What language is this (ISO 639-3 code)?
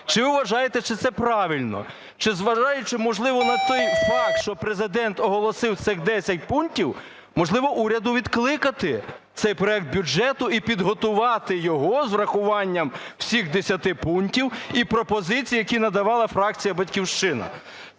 ukr